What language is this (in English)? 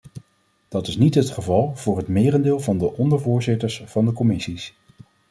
Dutch